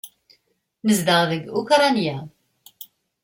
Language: Kabyle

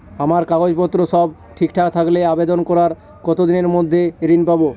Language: Bangla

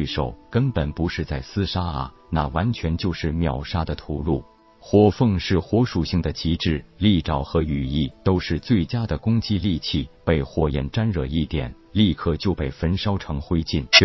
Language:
Chinese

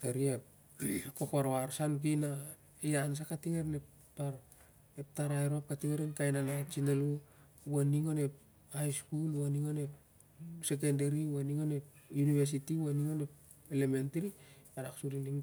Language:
Siar-Lak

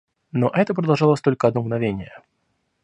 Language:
Russian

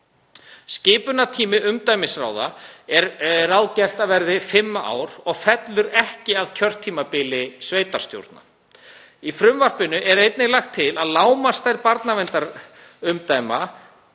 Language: Icelandic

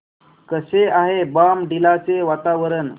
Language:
Marathi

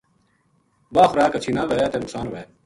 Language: Gujari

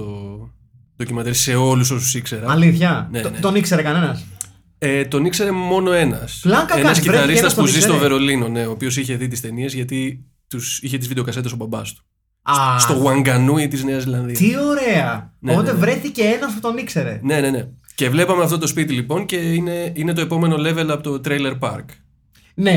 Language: Greek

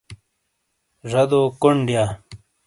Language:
Shina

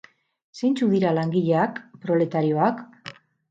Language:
Basque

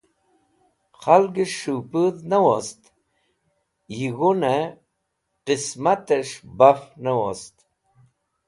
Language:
Wakhi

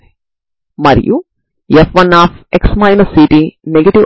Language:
Telugu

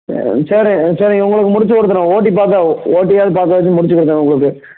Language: Tamil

